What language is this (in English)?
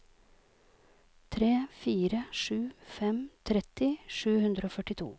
Norwegian